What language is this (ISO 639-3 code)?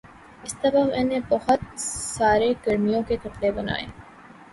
urd